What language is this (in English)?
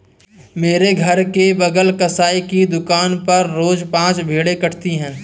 Hindi